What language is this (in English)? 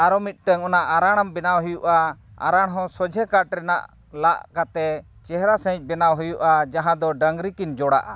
Santali